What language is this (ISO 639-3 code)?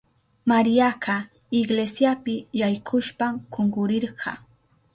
qup